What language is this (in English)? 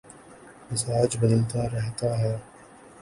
Urdu